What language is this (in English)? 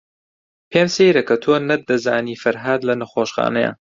Central Kurdish